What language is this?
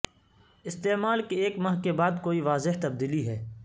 Urdu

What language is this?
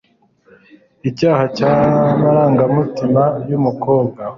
Kinyarwanda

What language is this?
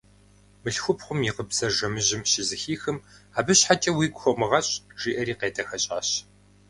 Kabardian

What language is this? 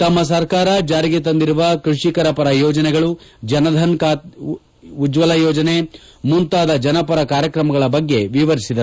Kannada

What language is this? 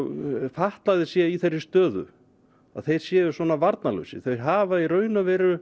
Icelandic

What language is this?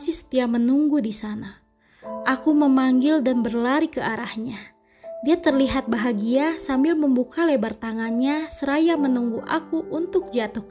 Indonesian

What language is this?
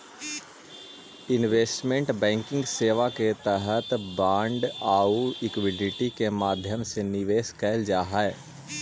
Magahi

